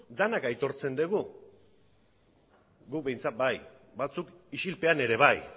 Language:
Basque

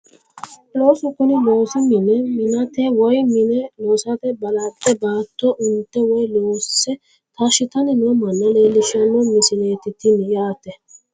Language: Sidamo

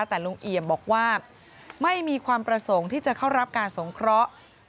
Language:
Thai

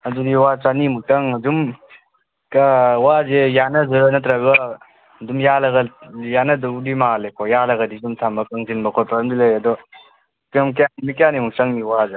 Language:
Manipuri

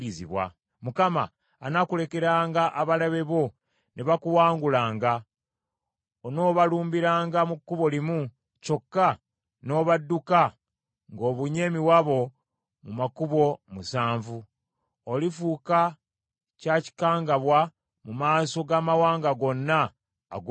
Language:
Ganda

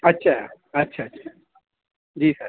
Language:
Urdu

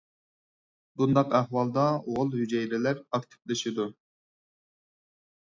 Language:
Uyghur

